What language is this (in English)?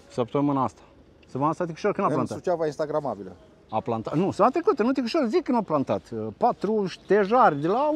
Romanian